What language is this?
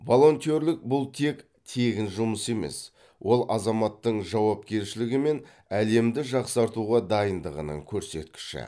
Kazakh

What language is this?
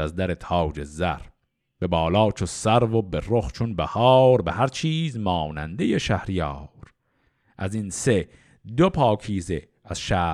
Persian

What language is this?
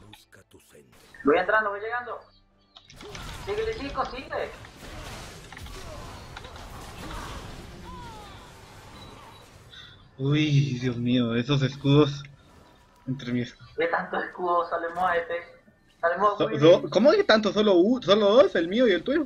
Spanish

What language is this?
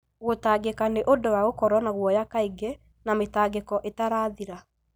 Kikuyu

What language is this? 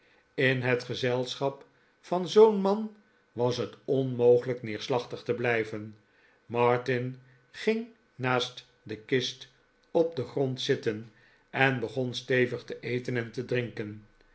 Dutch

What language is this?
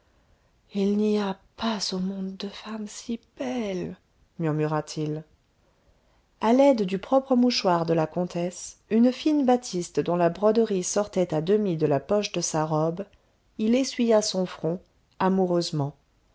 French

